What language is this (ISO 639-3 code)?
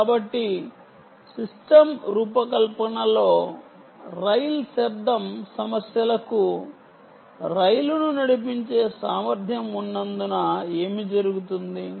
tel